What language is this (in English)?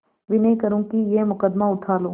Hindi